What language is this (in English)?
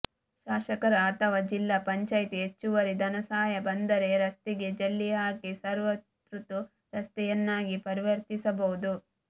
Kannada